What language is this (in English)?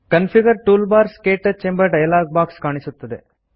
Kannada